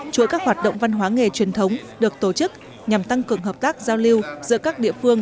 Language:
Vietnamese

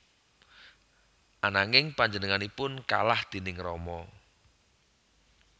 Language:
Javanese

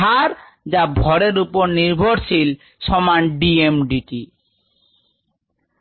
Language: Bangla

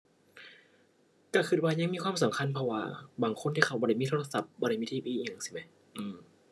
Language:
Thai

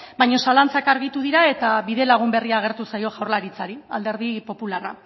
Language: Basque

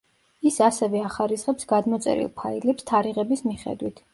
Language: Georgian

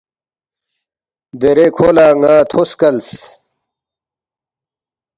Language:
Balti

